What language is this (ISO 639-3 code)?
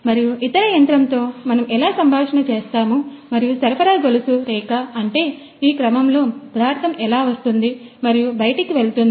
tel